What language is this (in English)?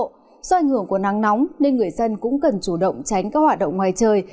Vietnamese